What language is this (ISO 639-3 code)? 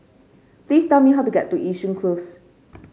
eng